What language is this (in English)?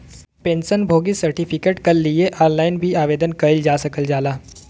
Bhojpuri